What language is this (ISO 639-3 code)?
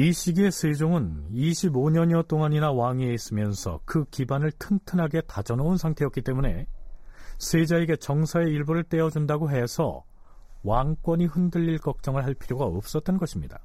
kor